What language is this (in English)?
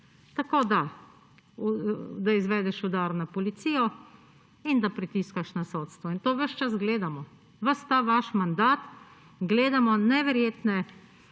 Slovenian